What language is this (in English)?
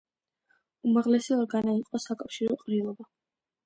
Georgian